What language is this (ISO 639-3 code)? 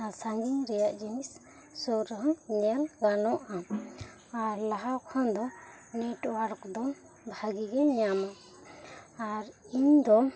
sat